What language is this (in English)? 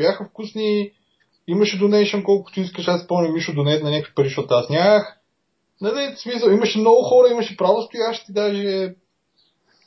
Bulgarian